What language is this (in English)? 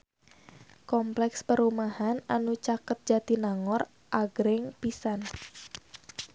Sundanese